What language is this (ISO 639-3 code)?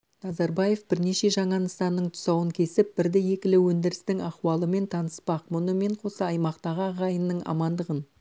kaz